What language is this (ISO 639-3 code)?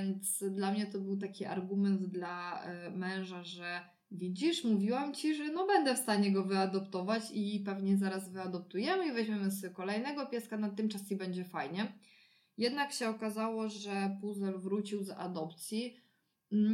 pol